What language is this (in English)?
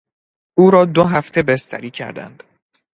Persian